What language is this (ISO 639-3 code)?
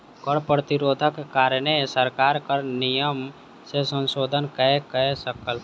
mai